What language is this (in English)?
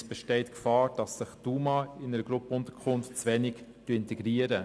Swiss German